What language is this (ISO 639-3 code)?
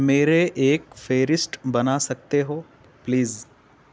urd